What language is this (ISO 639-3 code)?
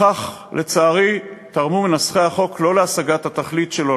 heb